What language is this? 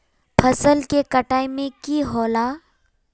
Magahi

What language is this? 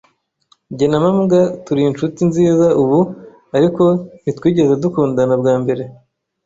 Kinyarwanda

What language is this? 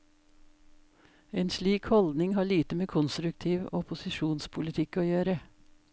Norwegian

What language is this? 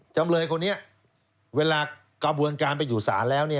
Thai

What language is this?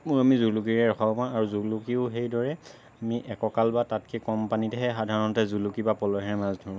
Assamese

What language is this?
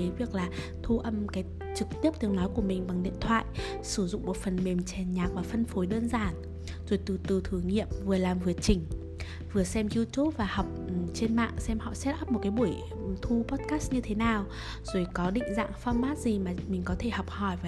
Vietnamese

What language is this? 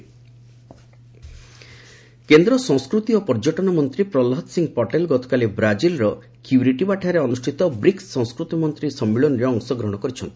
Odia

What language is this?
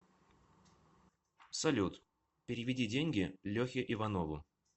Russian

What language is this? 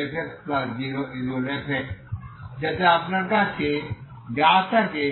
Bangla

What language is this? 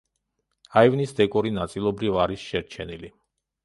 Georgian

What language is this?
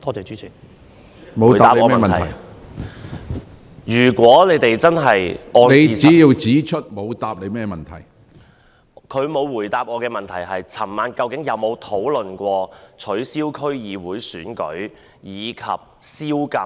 Cantonese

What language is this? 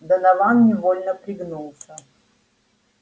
Russian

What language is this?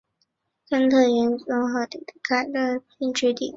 Chinese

